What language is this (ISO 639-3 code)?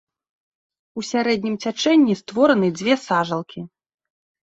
bel